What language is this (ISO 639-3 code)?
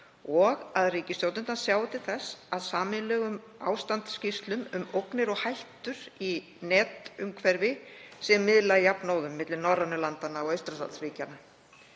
isl